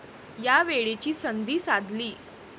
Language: Marathi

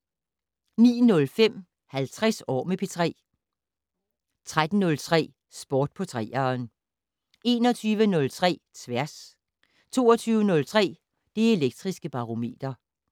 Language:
Danish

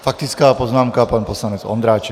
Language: Czech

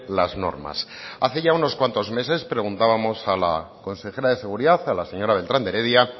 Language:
Spanish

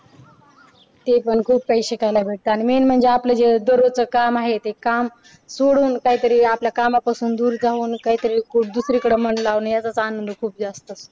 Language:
Marathi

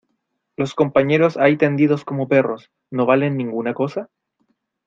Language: Spanish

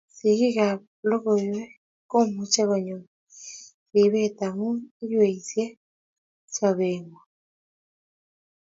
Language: Kalenjin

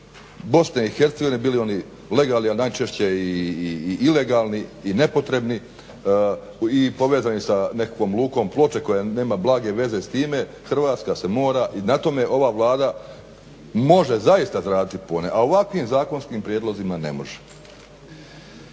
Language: Croatian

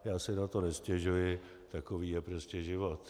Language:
Czech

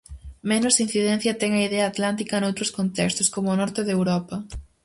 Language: Galician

